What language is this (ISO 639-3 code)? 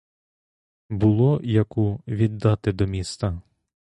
ukr